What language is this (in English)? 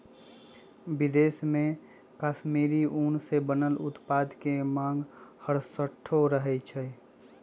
Magahi